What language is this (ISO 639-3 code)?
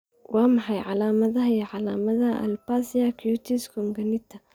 som